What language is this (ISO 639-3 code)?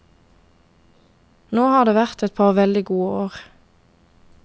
nor